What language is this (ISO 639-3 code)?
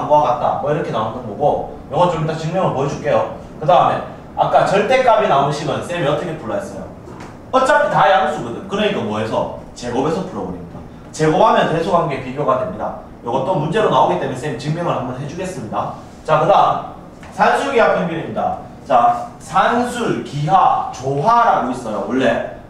kor